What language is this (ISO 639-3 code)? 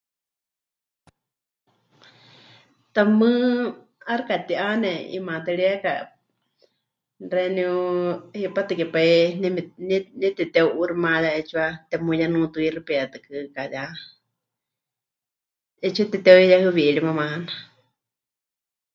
hch